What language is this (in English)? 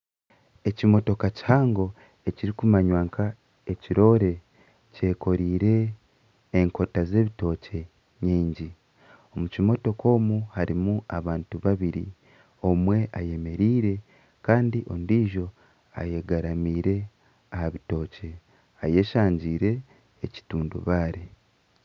Nyankole